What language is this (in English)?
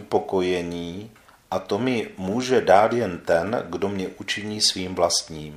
Czech